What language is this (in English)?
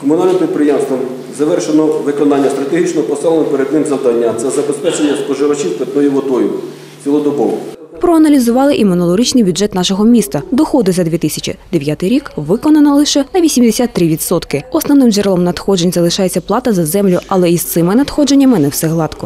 Ukrainian